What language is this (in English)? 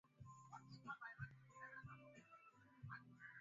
Swahili